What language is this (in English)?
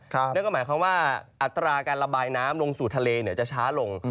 Thai